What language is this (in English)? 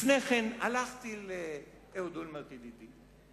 Hebrew